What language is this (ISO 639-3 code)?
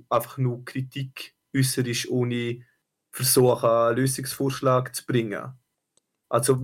deu